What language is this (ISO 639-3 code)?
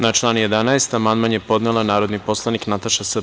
srp